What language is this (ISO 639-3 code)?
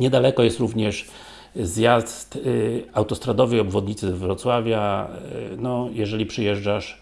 pol